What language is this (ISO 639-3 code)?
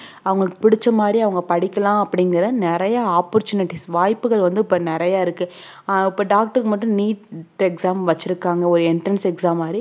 tam